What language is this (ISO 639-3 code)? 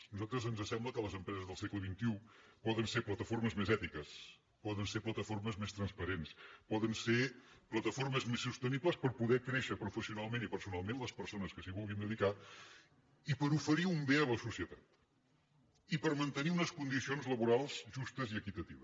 cat